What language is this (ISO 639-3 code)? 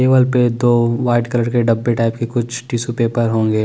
hin